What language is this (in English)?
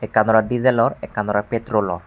Chakma